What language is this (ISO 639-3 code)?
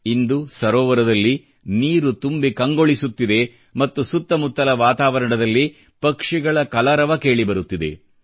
kan